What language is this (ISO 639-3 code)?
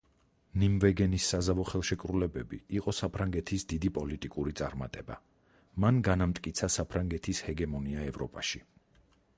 kat